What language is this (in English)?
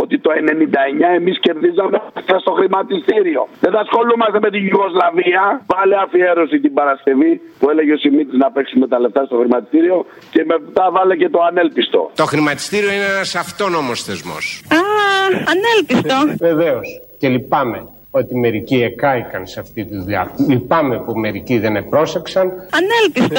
Greek